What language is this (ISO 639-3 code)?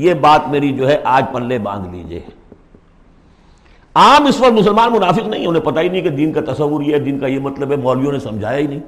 urd